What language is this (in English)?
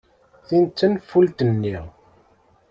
Kabyle